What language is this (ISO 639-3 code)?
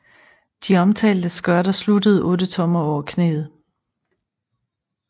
dan